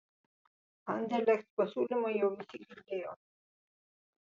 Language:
Lithuanian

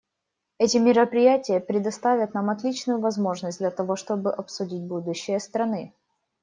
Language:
Russian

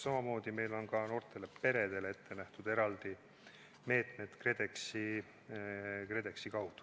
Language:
Estonian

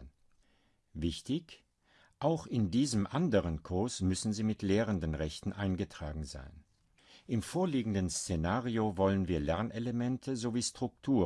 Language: German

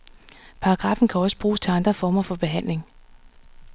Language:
Danish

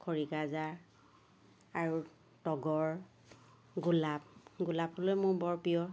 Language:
Assamese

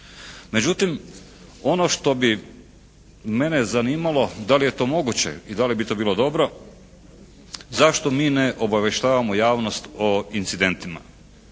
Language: Croatian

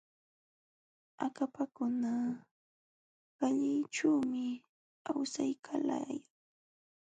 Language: Jauja Wanca Quechua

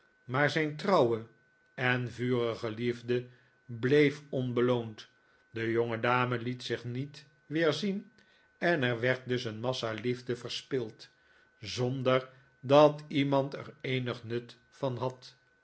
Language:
Dutch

